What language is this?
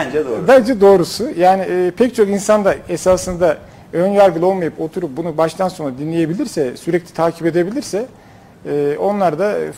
Turkish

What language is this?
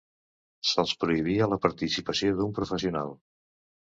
Catalan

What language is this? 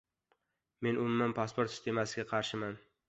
Uzbek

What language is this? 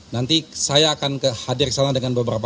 Indonesian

